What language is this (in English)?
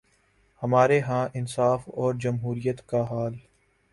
Urdu